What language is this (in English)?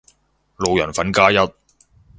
Cantonese